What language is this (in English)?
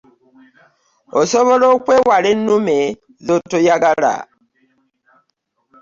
Ganda